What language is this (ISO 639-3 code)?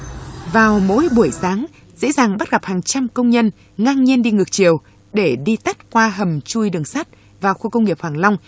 vie